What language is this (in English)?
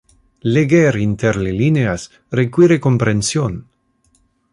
Interlingua